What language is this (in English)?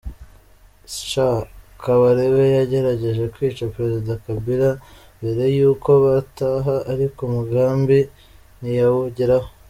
Kinyarwanda